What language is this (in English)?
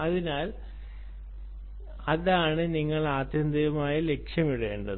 Malayalam